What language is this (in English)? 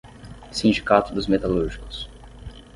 Portuguese